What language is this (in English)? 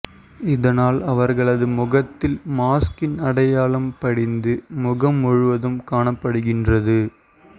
Tamil